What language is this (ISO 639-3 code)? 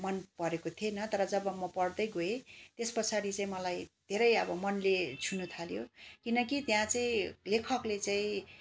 nep